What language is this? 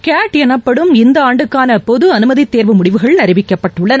Tamil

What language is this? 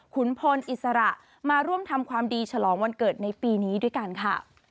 Thai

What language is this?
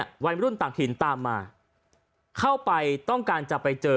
Thai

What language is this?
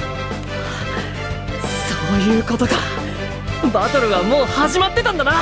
Japanese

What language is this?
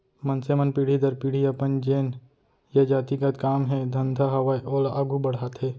Chhattisgarhi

